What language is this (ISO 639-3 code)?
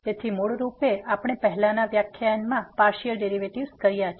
guj